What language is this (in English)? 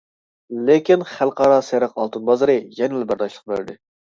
Uyghur